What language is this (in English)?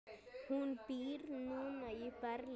Icelandic